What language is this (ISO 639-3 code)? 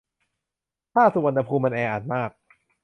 tha